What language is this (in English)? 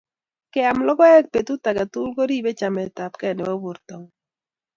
Kalenjin